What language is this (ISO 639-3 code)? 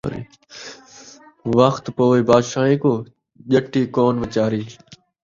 skr